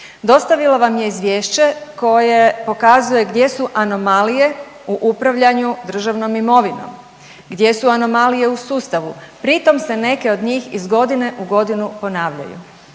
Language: Croatian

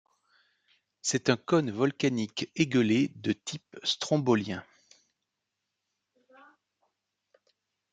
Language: French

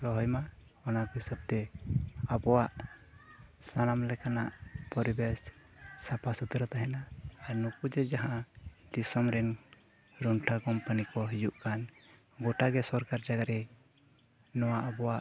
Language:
Santali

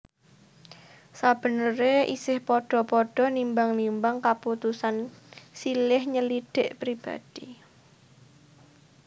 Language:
Javanese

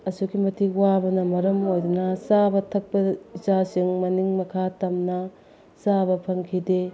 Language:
Manipuri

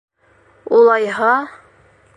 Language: Bashkir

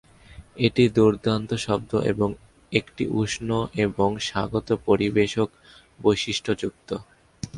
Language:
Bangla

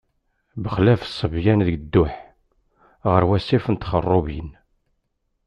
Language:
Kabyle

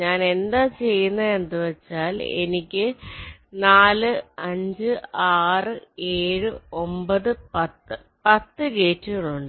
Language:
Malayalam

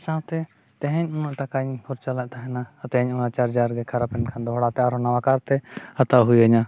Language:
Santali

